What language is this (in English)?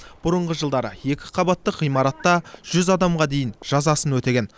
Kazakh